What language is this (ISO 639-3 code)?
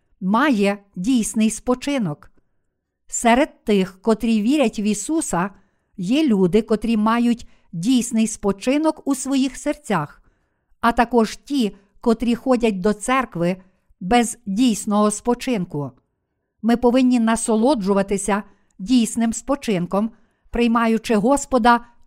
ukr